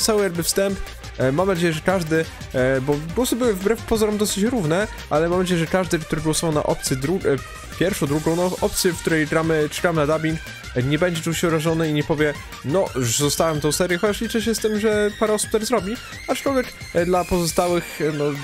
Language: Polish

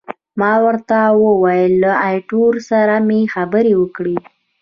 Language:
Pashto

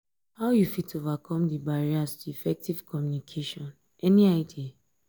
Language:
Nigerian Pidgin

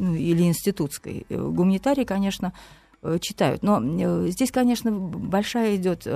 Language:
Russian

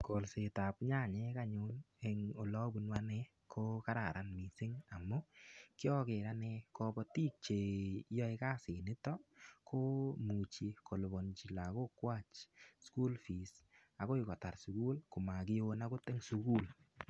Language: Kalenjin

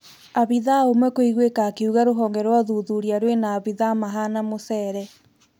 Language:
Kikuyu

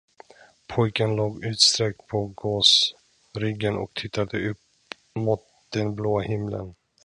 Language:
Swedish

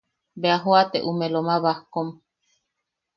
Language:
Yaqui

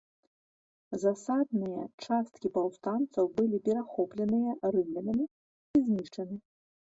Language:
Belarusian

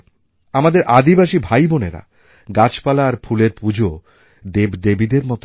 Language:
Bangla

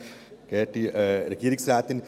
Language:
Swiss German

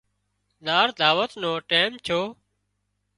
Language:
Wadiyara Koli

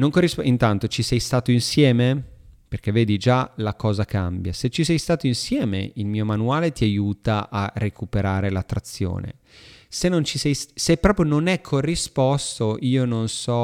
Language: Italian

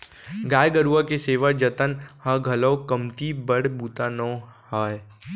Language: Chhattisgarhi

